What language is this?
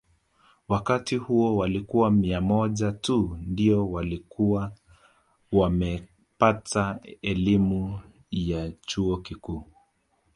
Swahili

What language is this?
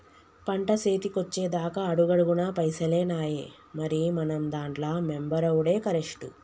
Telugu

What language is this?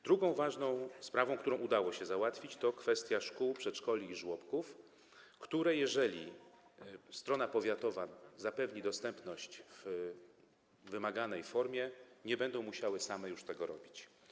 Polish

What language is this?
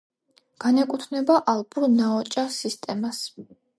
Georgian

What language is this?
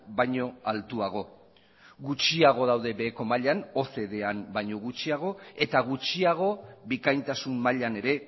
Basque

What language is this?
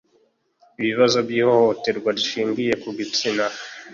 Kinyarwanda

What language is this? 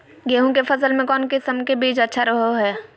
Magahi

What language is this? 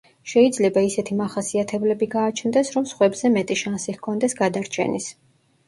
Georgian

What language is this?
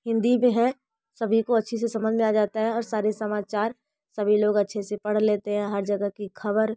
Hindi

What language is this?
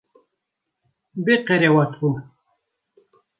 Kurdish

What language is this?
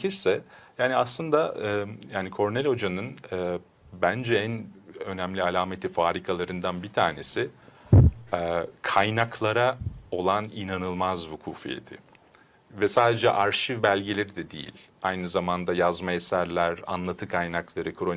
Turkish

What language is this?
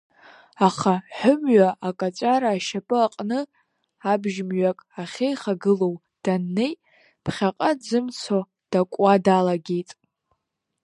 Abkhazian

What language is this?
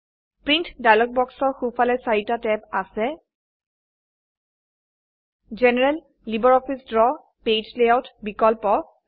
Assamese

